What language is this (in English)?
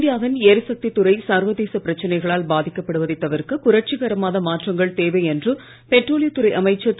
Tamil